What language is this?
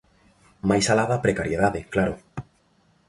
Galician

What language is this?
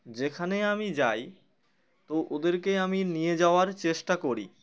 Bangla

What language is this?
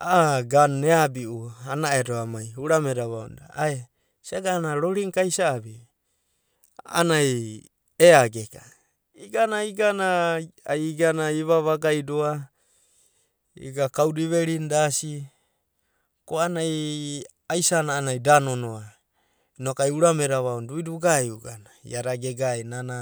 Abadi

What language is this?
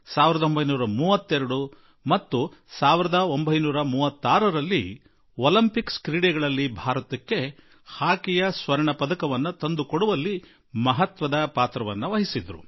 Kannada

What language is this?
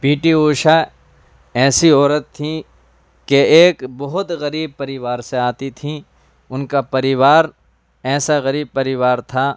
Urdu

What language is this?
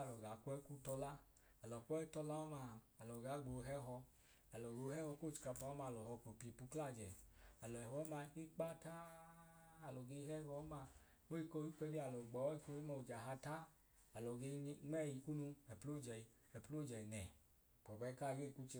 Idoma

